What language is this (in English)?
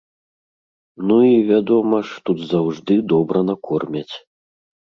Belarusian